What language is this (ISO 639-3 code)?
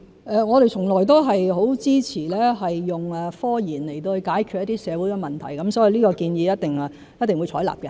yue